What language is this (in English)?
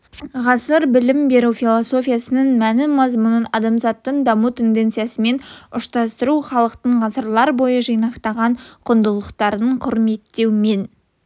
Kazakh